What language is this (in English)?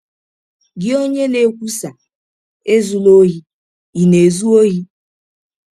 Igbo